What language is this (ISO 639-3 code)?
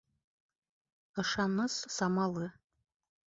bak